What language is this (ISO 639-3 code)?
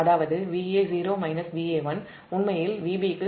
tam